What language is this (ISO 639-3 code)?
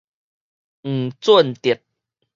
nan